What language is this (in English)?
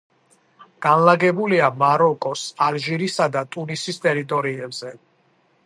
Georgian